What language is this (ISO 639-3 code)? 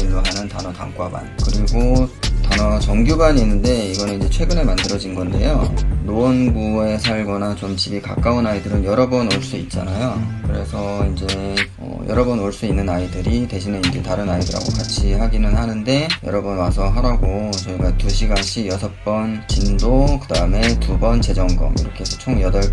kor